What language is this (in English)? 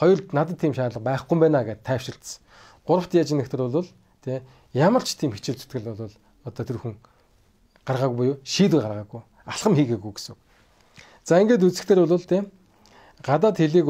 Turkish